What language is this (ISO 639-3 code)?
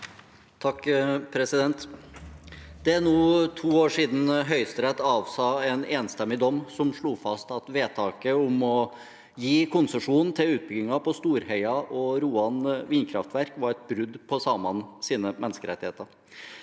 nor